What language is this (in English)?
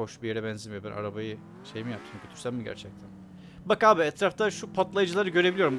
Turkish